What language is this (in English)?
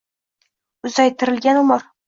Uzbek